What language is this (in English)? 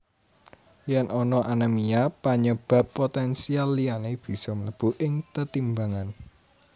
Javanese